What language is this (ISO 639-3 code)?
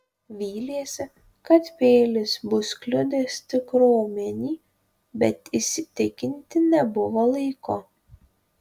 lit